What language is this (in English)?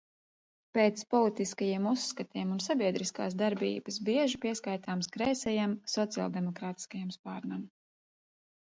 Latvian